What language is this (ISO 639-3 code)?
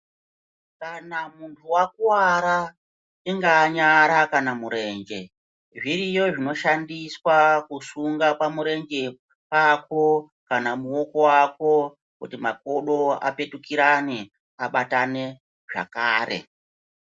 ndc